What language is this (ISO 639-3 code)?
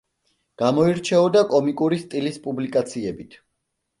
kat